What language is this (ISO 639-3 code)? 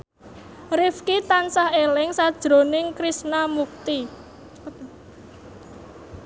jav